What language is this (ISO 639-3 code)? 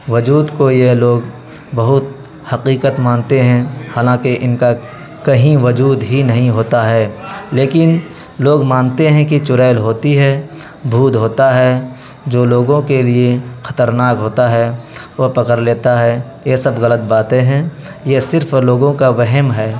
urd